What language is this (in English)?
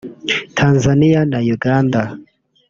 Kinyarwanda